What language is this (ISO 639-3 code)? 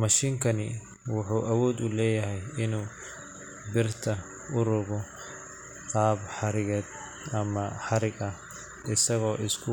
som